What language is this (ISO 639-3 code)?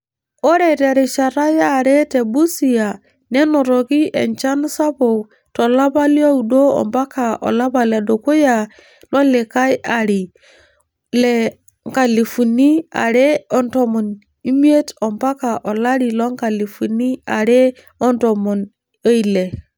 mas